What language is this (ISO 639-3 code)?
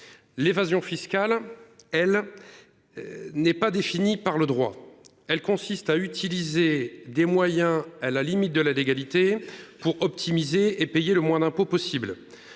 fra